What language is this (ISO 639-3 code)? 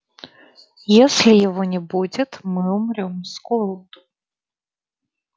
rus